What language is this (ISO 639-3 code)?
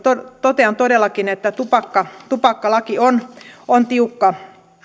fin